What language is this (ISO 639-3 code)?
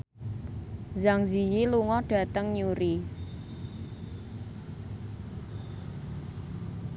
jav